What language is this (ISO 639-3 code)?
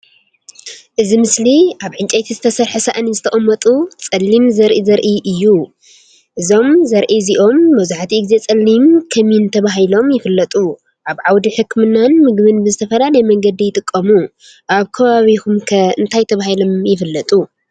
tir